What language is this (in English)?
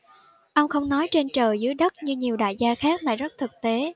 Vietnamese